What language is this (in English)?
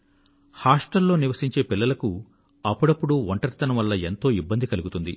Telugu